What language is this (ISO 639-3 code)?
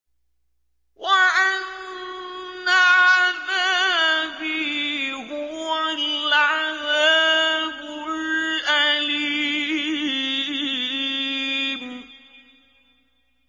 ara